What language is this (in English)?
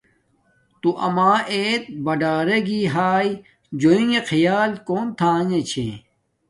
Domaaki